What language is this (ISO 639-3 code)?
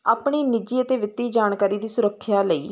pan